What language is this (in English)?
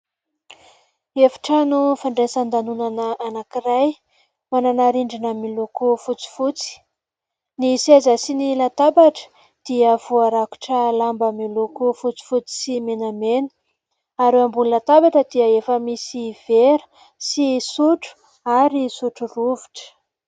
Malagasy